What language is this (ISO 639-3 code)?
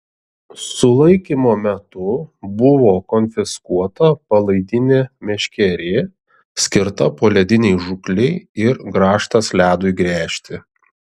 lit